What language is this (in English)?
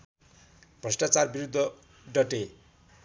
Nepali